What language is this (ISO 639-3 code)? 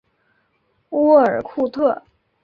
zho